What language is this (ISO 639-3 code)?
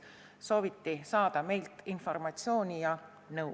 est